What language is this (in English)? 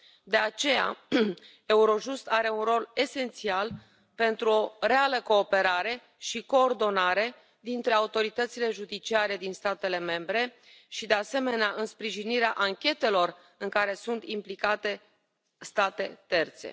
Romanian